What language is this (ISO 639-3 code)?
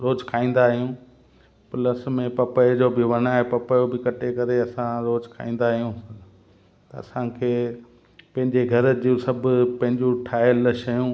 snd